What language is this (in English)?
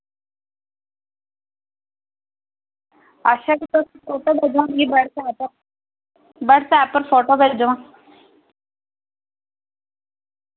Dogri